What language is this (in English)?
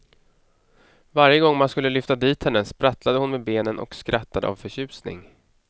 Swedish